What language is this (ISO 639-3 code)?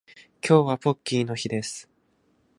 jpn